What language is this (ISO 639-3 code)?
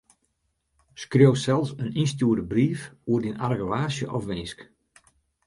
fry